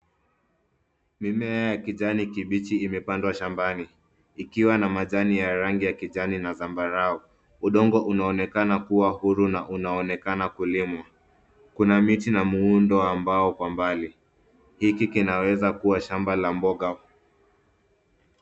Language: Swahili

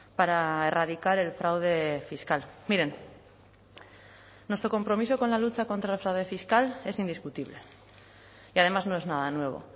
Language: Spanish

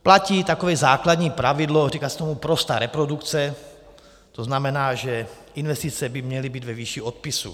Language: Czech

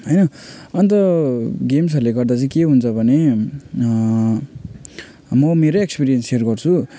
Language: Nepali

